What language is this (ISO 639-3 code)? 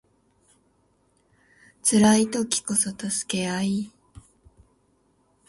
jpn